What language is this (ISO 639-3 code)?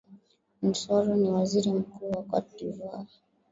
swa